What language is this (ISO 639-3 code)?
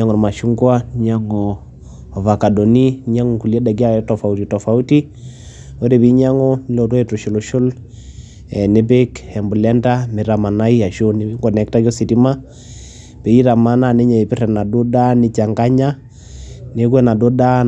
mas